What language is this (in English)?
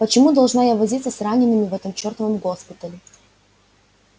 Russian